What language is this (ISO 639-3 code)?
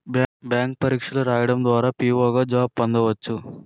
tel